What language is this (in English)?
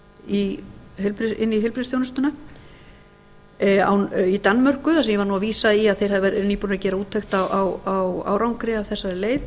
Icelandic